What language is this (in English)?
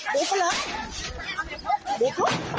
Thai